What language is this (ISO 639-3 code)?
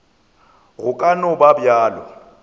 nso